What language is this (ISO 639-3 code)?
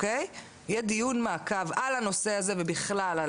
heb